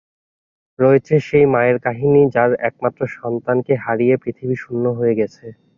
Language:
Bangla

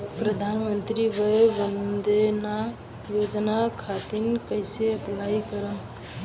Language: Bhojpuri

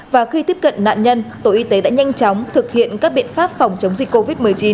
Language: Vietnamese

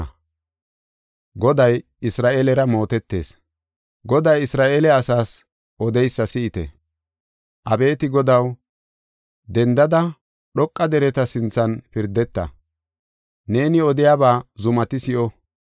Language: Gofa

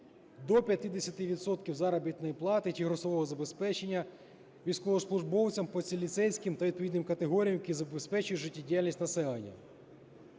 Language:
Ukrainian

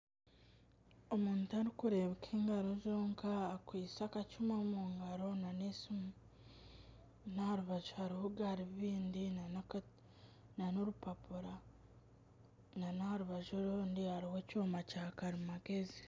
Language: Nyankole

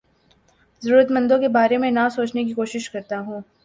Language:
Urdu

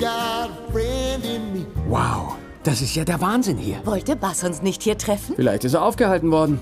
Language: German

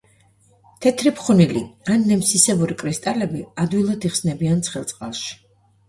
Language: Georgian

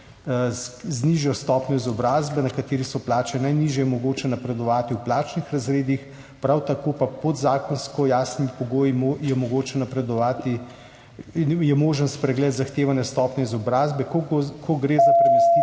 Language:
Slovenian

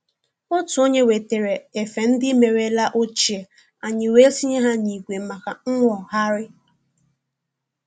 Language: Igbo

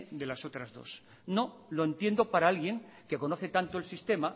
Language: Spanish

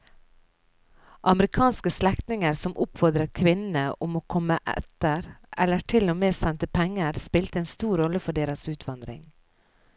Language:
Norwegian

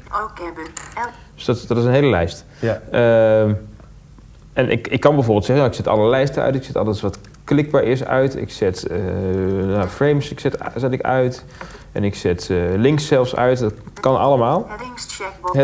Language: Dutch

